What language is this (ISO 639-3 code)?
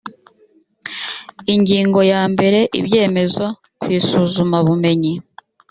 kin